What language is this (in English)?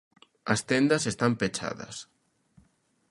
Galician